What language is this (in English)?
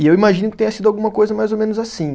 Portuguese